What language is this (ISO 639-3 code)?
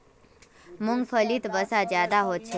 mag